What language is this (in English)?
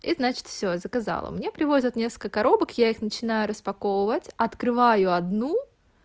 Russian